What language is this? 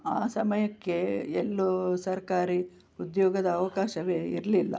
Kannada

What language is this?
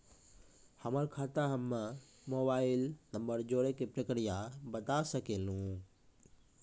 Maithili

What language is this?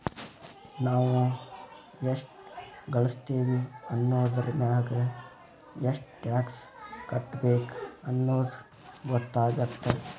Kannada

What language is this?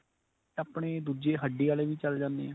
Punjabi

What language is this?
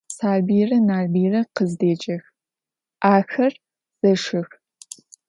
Adyghe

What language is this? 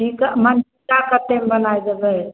Maithili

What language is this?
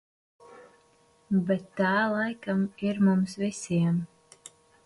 Latvian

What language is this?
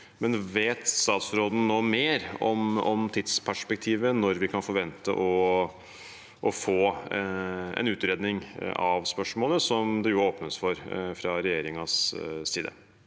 Norwegian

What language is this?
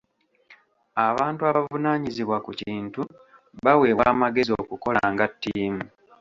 Ganda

